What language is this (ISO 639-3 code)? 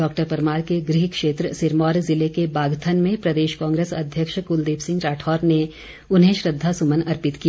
hin